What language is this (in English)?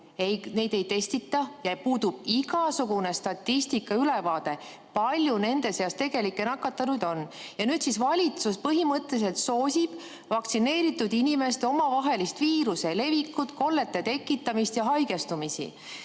Estonian